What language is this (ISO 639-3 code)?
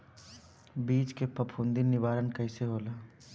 bho